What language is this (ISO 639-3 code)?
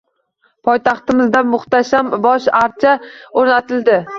uzb